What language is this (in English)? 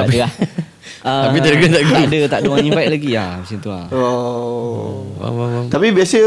Malay